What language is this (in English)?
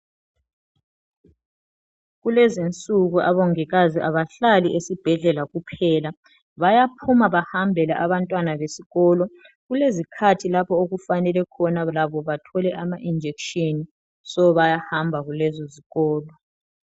North Ndebele